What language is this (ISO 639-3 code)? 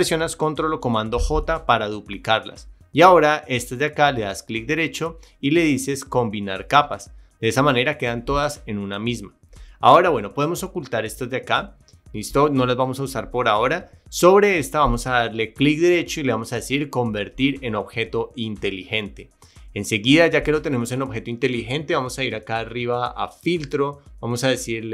spa